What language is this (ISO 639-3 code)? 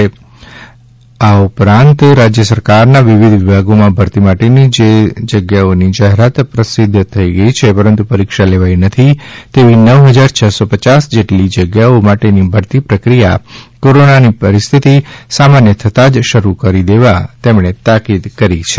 guj